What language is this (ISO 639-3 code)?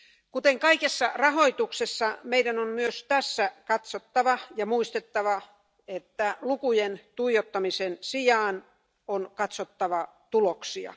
fin